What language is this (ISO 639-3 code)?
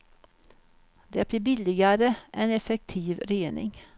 swe